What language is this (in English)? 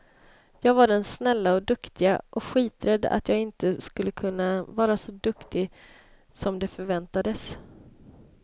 Swedish